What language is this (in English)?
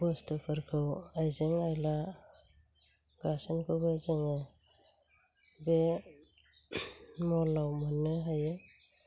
Bodo